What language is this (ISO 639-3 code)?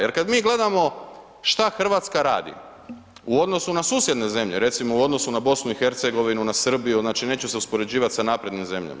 hrv